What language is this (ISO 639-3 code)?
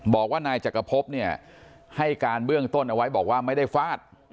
tha